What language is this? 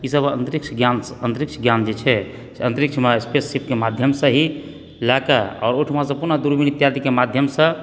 Maithili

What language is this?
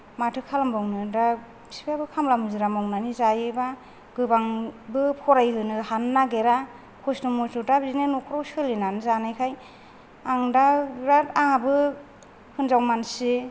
Bodo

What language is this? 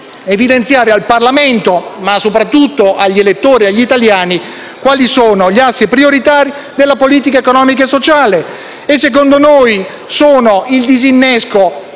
Italian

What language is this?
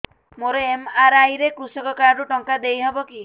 Odia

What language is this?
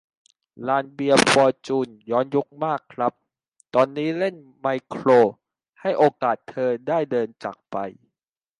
Thai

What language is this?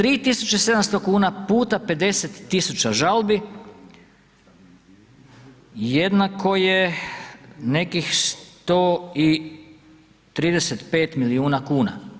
Croatian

